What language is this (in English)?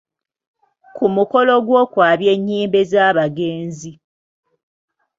Ganda